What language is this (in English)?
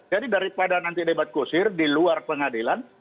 Indonesian